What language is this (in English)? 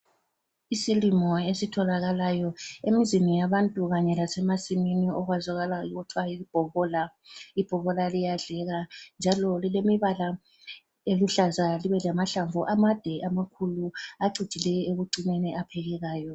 North Ndebele